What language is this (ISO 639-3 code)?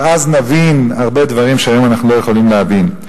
heb